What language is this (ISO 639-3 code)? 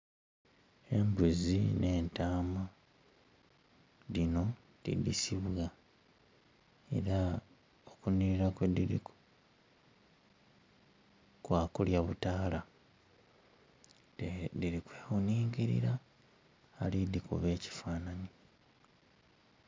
xog